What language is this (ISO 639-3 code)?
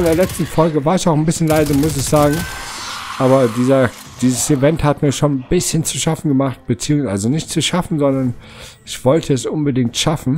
deu